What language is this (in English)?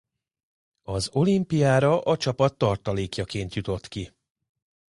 Hungarian